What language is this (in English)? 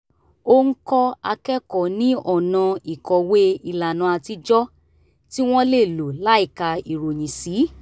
Yoruba